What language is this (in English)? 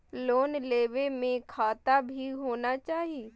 Maithili